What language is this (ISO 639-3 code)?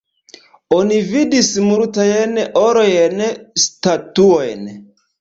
epo